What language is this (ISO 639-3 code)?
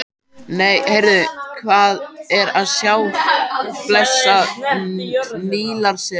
isl